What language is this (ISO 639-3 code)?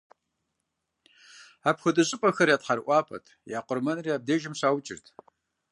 kbd